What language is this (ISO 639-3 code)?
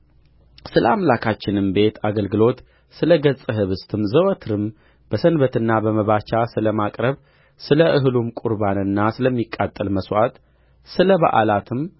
amh